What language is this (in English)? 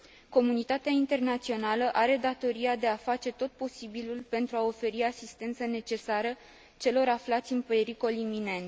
Romanian